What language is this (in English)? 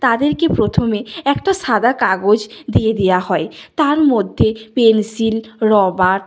Bangla